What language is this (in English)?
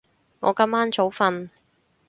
Cantonese